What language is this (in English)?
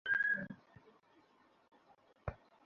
Bangla